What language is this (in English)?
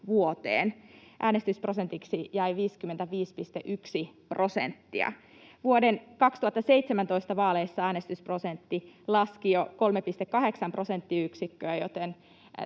Finnish